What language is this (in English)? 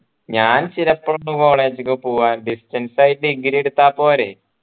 Malayalam